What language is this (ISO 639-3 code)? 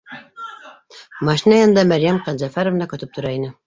bak